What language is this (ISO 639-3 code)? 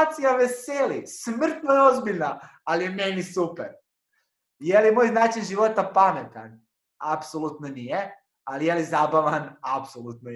hrv